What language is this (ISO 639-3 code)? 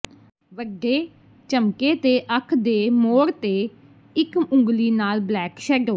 pan